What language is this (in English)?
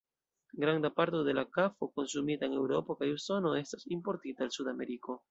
Esperanto